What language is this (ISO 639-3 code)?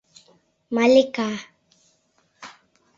chm